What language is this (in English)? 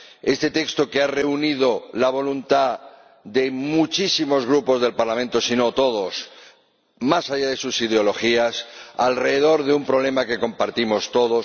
Spanish